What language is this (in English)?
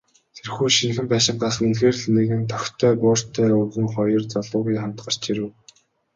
Mongolian